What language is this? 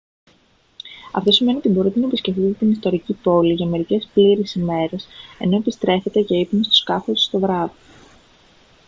Greek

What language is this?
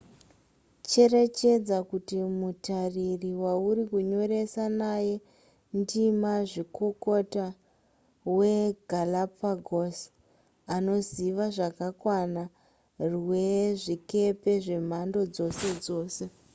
Shona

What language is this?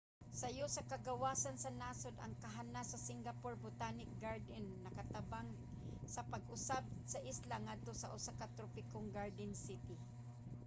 Cebuano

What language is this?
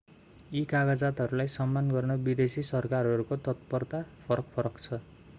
Nepali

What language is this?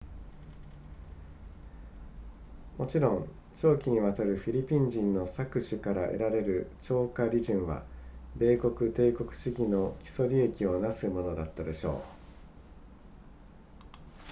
Japanese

